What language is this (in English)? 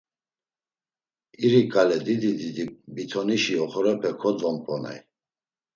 Laz